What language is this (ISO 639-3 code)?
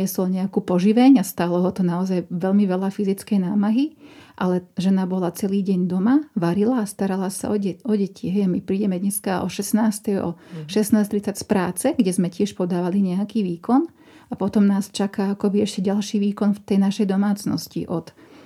slk